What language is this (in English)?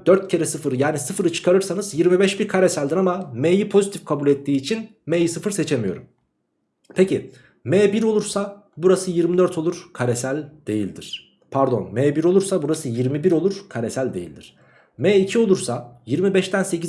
Turkish